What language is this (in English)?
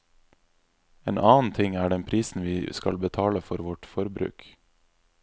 Norwegian